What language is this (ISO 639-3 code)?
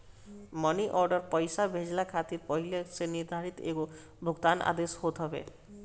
bho